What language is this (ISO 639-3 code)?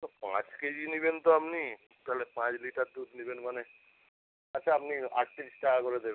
ben